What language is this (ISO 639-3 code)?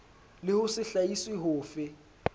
sot